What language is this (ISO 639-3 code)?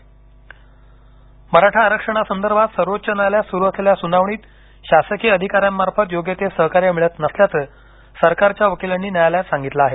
mar